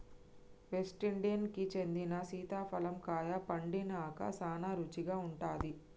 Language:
Telugu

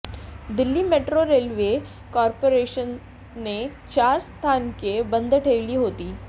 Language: Marathi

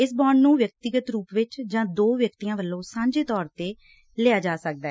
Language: Punjabi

